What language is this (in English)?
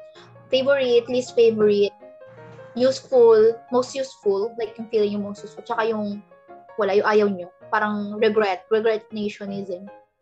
Filipino